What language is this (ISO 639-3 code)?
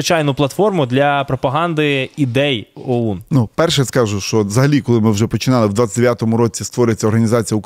ukr